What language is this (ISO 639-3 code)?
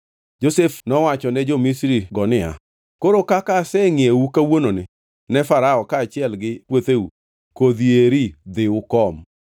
luo